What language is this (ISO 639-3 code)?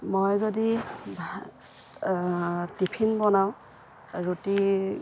asm